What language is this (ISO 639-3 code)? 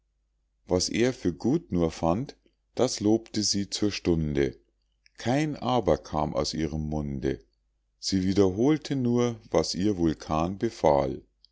deu